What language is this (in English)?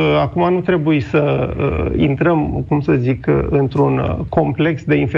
Romanian